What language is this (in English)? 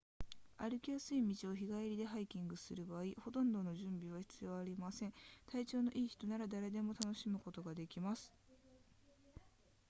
Japanese